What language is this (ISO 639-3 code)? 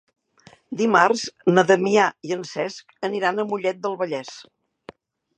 cat